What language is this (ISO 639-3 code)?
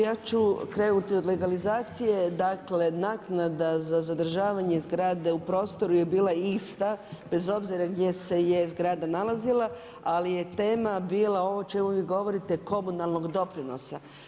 hrv